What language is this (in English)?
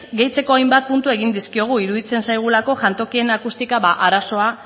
Basque